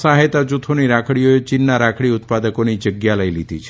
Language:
Gujarati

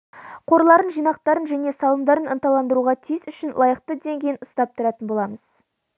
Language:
Kazakh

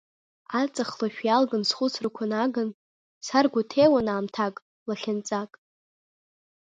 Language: Abkhazian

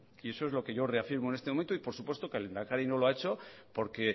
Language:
Spanish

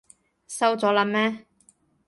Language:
Cantonese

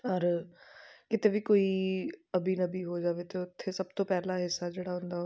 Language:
Punjabi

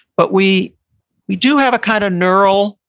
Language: English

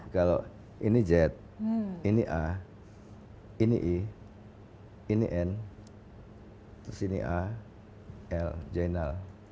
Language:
Indonesian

